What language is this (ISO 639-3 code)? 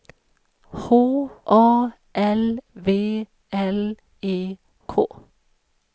swe